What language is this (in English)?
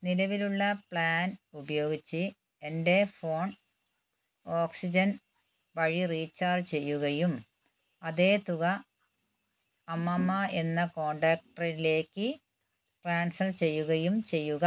Malayalam